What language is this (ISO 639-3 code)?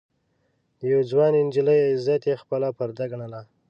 pus